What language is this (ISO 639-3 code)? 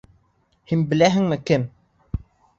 bak